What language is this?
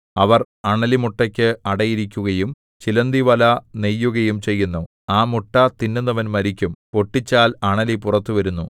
Malayalam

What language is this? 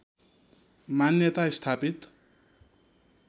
Nepali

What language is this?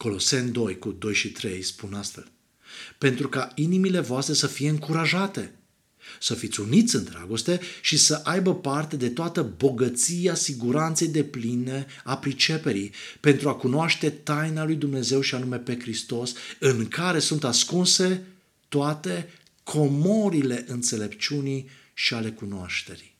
Romanian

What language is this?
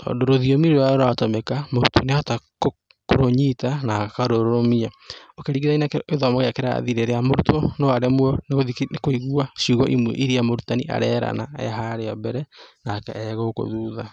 Kikuyu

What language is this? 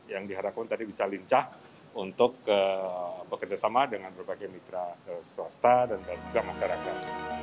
Indonesian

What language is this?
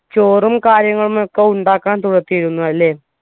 Malayalam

